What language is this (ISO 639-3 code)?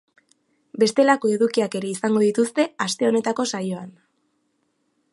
eus